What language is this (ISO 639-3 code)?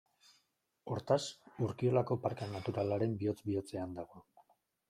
eus